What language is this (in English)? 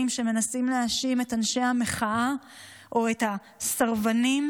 Hebrew